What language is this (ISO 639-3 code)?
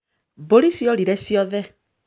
kik